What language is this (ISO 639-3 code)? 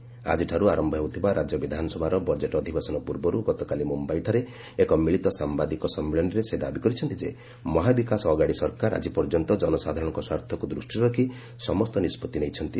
ori